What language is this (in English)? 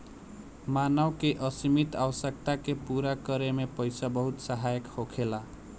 Bhojpuri